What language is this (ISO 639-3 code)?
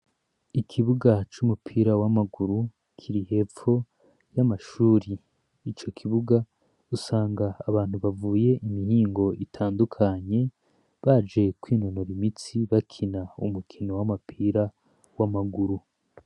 run